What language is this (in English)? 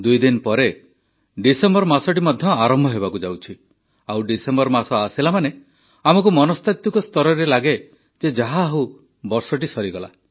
Odia